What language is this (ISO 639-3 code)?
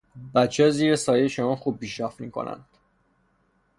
fas